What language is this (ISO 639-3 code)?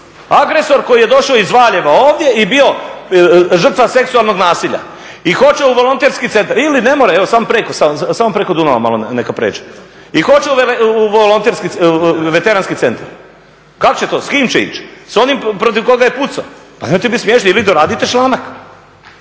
hrv